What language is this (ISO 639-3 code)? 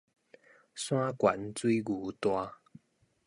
nan